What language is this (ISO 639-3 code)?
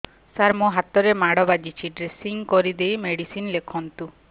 ori